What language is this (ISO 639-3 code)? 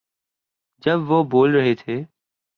urd